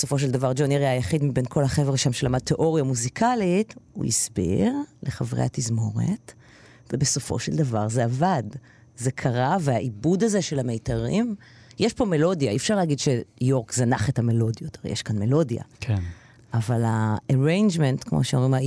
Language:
Hebrew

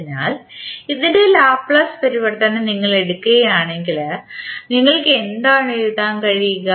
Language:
Malayalam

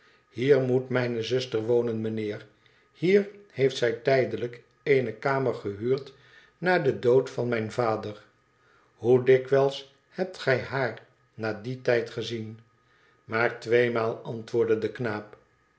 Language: Dutch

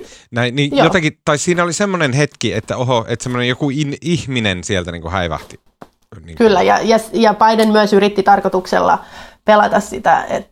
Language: Finnish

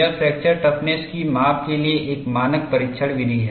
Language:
Hindi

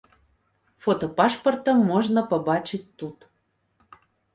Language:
Belarusian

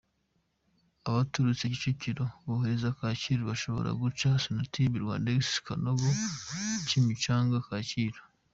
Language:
Kinyarwanda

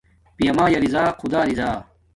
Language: Domaaki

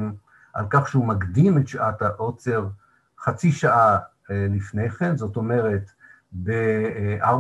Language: Hebrew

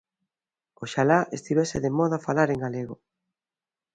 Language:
Galician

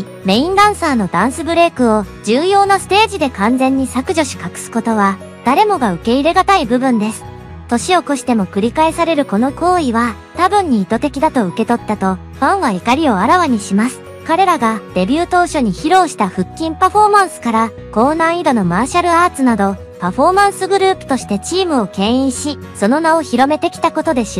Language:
Japanese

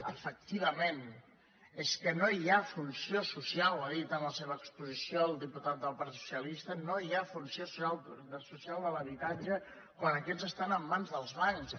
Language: Catalan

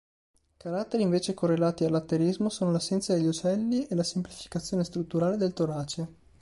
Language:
Italian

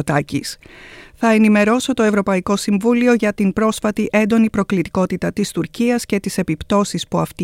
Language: Greek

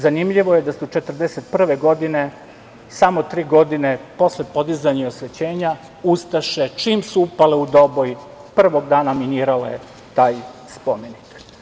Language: Serbian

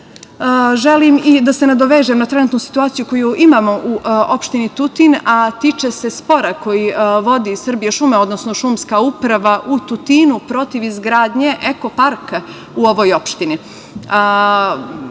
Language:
Serbian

